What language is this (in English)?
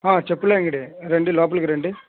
Telugu